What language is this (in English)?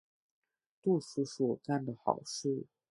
Chinese